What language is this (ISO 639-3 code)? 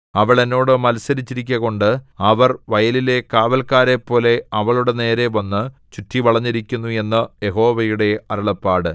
mal